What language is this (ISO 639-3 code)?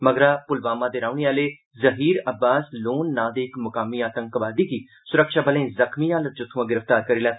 doi